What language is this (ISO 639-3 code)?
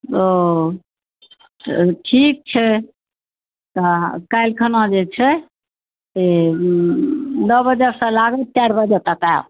mai